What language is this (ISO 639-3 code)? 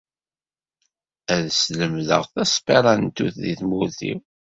kab